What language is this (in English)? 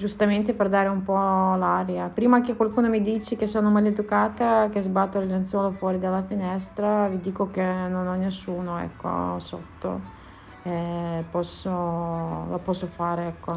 Italian